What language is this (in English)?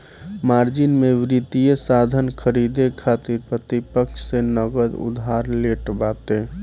Bhojpuri